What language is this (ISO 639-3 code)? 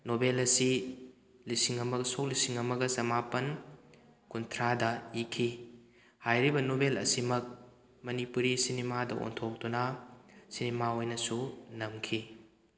mni